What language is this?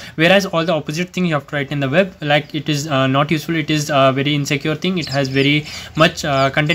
English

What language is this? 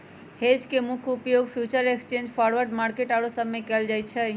Magahi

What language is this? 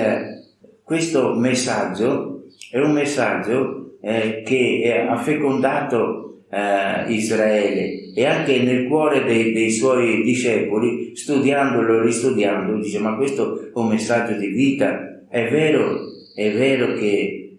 Italian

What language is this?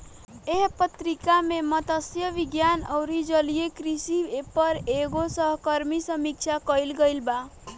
Bhojpuri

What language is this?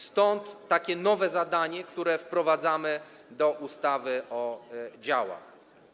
Polish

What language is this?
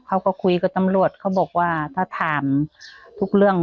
Thai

